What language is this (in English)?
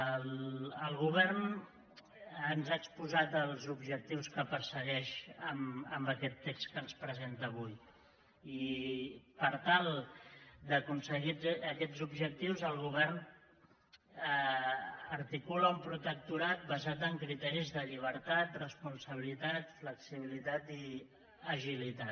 Catalan